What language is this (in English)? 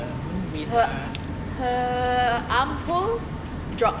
English